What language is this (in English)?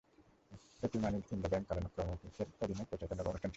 Bangla